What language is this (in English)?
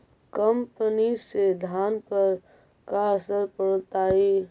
Magahi